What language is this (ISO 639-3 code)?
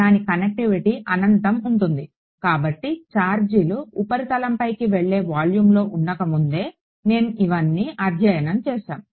tel